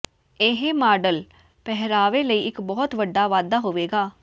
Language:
Punjabi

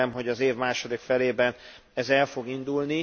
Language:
Hungarian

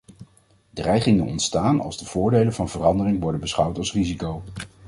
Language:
Dutch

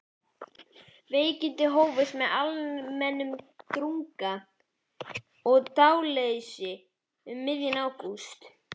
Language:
Icelandic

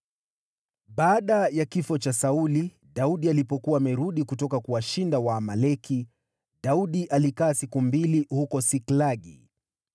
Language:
Swahili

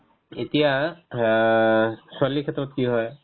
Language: Assamese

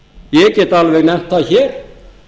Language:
Icelandic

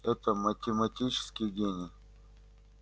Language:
Russian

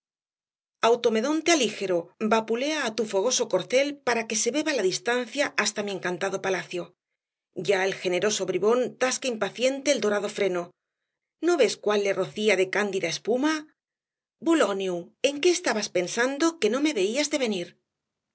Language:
Spanish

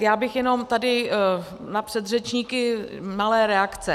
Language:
Czech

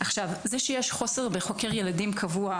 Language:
Hebrew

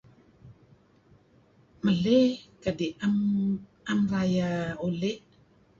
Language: Kelabit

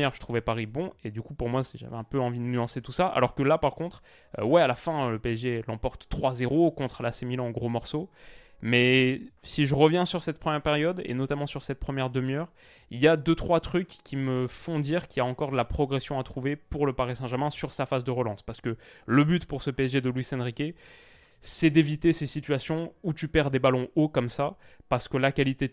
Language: French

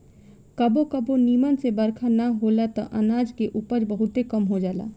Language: Bhojpuri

